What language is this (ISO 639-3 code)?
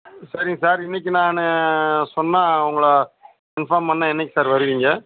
tam